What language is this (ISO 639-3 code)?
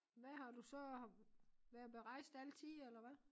dan